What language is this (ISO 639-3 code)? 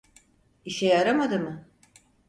tur